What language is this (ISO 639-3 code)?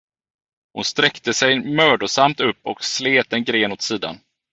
swe